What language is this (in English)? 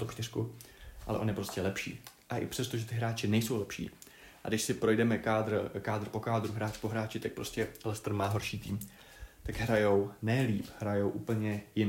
Czech